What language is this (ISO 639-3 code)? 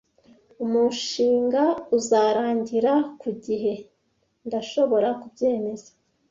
kin